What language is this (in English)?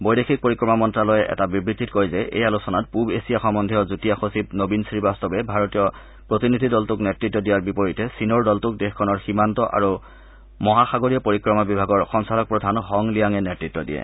Assamese